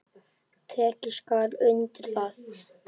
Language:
Icelandic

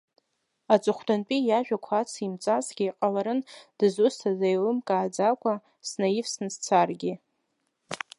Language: Abkhazian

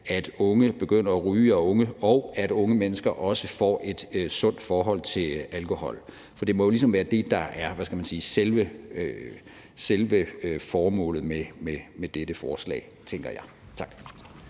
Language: Danish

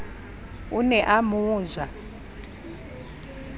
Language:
Southern Sotho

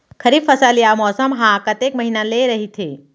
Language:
Chhattisgarhi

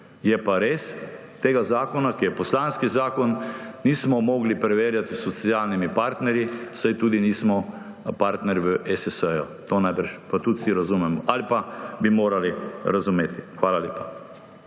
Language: Slovenian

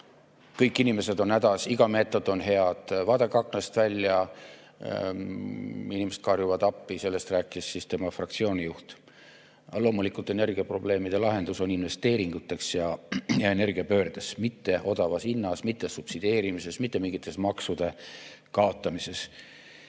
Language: Estonian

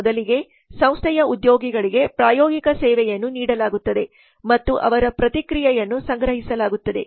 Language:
Kannada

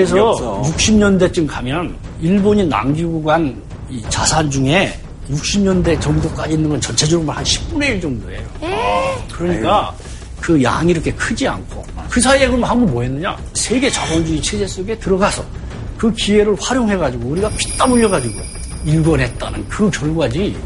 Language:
Korean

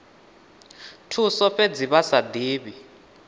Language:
Venda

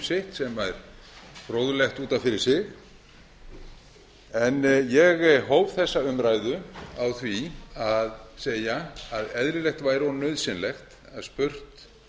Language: Icelandic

